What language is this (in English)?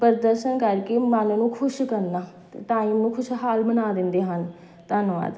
Punjabi